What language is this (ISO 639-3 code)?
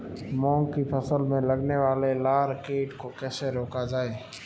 hin